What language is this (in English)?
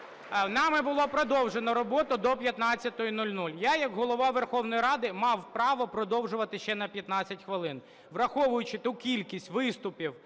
Ukrainian